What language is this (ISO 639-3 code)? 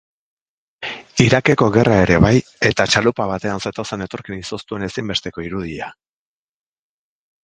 eus